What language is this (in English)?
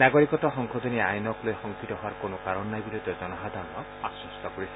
Assamese